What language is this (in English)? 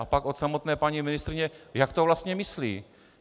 Czech